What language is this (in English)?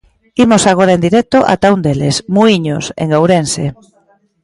Galician